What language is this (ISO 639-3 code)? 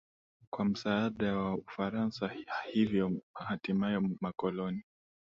swa